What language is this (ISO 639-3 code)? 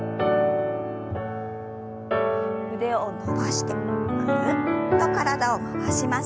jpn